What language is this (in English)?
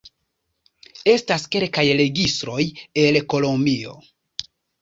Esperanto